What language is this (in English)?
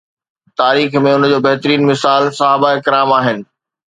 Sindhi